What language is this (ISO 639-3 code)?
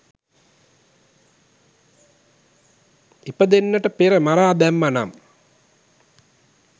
sin